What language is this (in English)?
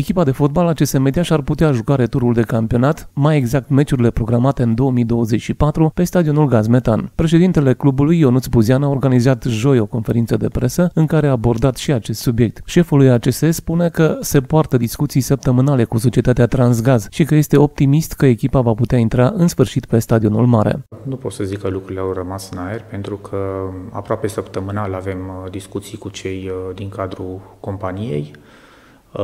Romanian